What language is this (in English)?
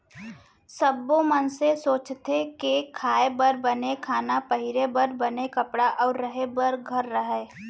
Chhattisgarhi